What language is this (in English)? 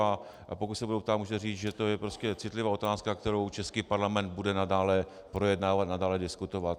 Czech